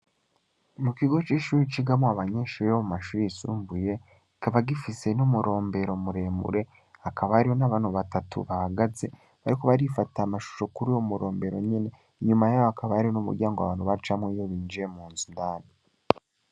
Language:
Rundi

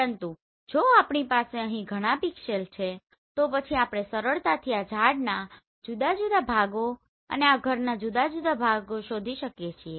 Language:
Gujarati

